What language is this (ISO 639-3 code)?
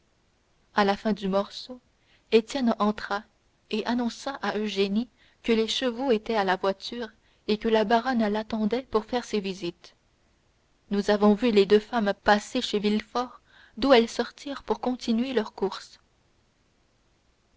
fra